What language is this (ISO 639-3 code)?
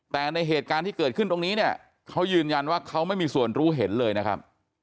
tha